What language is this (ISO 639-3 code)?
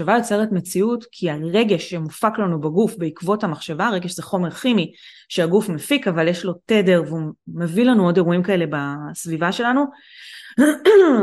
heb